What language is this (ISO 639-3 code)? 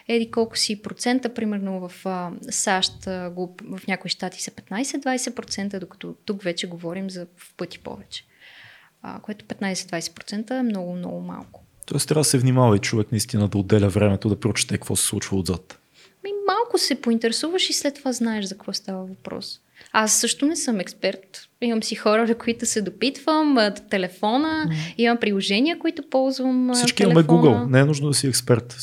bul